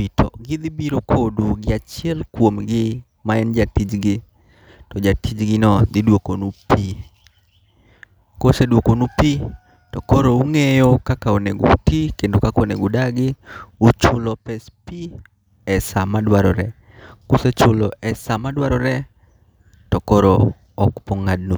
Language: Luo (Kenya and Tanzania)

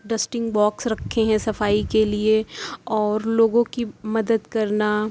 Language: Urdu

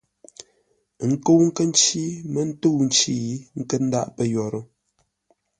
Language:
Ngombale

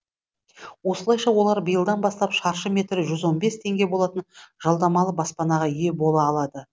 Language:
Kazakh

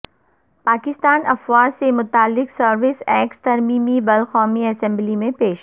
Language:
Urdu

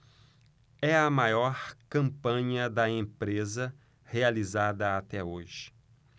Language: Portuguese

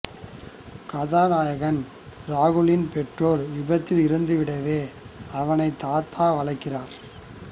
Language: Tamil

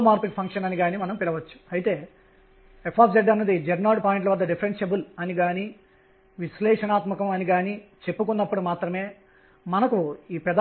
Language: Telugu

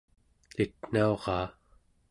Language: Central Yupik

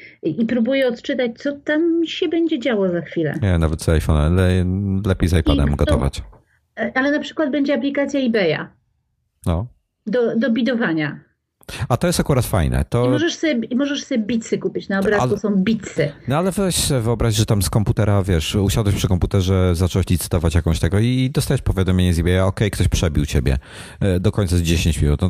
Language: Polish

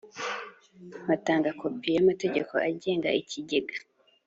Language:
Kinyarwanda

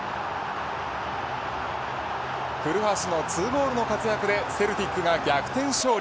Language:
Japanese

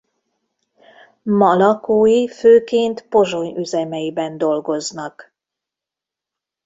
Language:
Hungarian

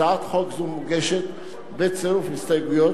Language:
Hebrew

